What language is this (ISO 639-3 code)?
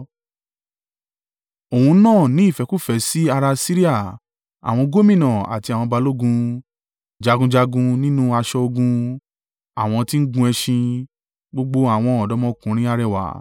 yor